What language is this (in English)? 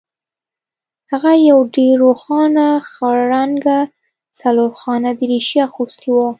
Pashto